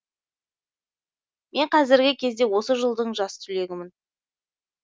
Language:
Kazakh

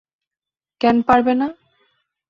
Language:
Bangla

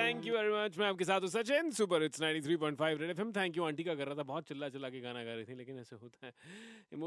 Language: Hindi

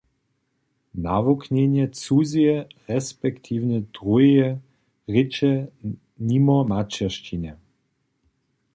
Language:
Upper Sorbian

